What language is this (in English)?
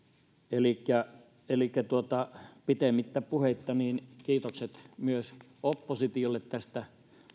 Finnish